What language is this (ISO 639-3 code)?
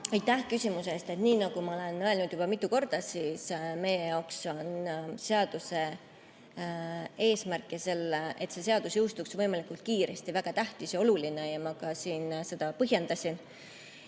est